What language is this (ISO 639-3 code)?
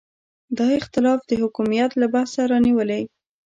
pus